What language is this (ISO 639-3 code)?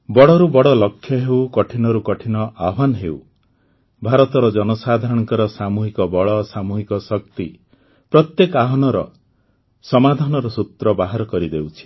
ori